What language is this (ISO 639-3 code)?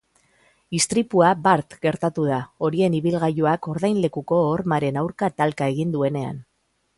eus